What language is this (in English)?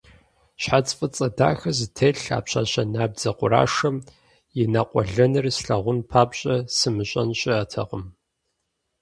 Kabardian